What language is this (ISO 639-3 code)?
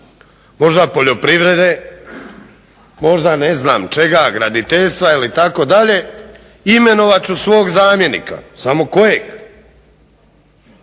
hrv